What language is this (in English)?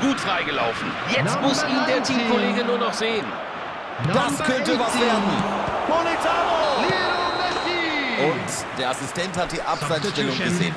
German